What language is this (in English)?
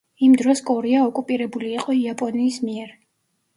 Georgian